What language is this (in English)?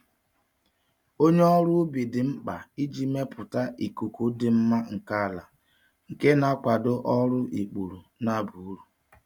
Igbo